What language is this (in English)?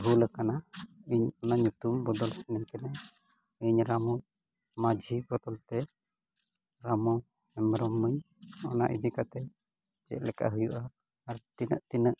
Santali